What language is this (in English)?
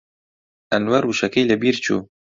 Central Kurdish